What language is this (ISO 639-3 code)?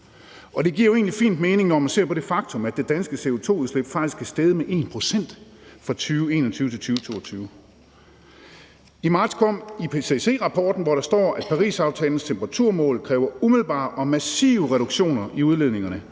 dan